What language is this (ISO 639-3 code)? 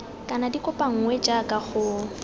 tsn